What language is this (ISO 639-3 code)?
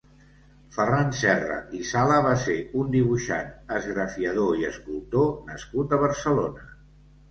cat